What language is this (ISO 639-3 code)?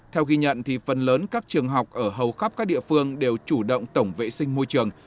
vie